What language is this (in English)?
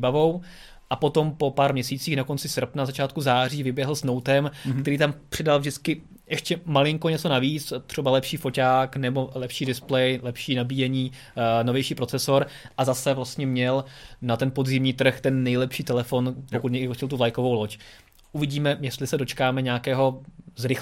Czech